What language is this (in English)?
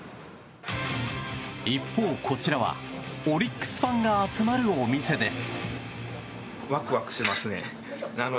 Japanese